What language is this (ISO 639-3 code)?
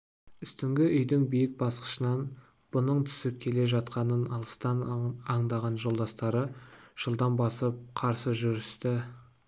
kaz